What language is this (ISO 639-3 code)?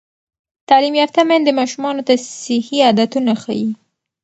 pus